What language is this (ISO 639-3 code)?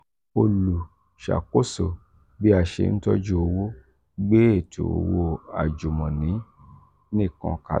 yor